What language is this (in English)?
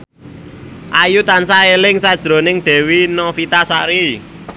Javanese